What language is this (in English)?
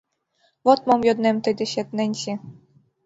Mari